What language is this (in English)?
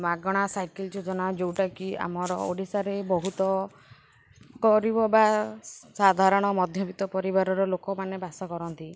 Odia